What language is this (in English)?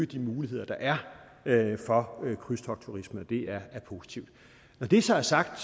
Danish